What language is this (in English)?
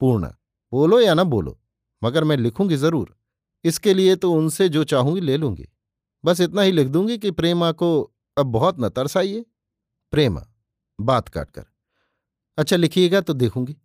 Hindi